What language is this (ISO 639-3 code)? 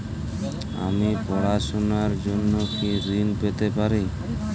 ben